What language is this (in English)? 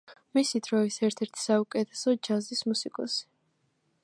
Georgian